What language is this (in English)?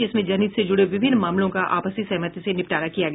Hindi